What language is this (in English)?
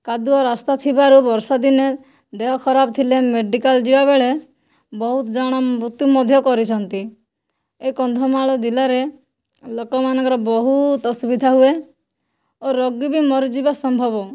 Odia